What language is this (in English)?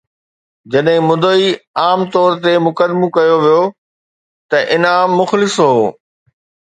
Sindhi